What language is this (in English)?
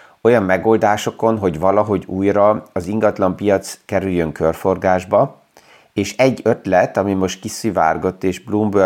Hungarian